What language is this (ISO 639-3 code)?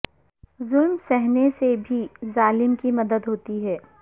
urd